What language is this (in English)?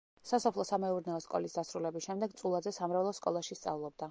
Georgian